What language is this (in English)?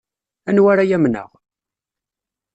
Kabyle